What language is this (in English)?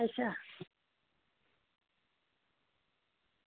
Dogri